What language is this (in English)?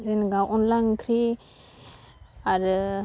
Bodo